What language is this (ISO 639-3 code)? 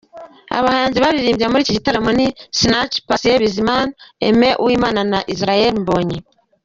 kin